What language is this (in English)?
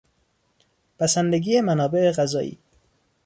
Persian